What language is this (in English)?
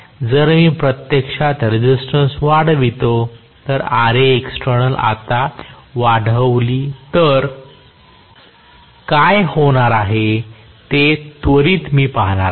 Marathi